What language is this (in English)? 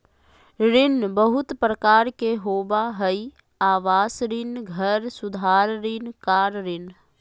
Magahi